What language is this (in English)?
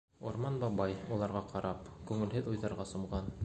Bashkir